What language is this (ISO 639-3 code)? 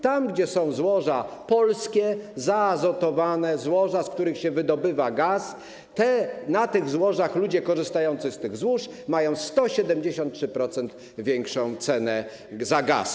pol